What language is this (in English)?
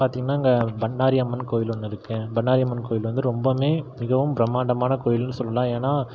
Tamil